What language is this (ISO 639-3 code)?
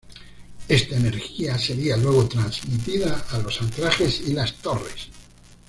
spa